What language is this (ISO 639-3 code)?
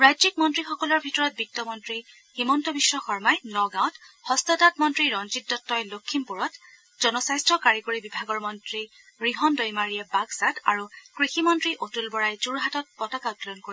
asm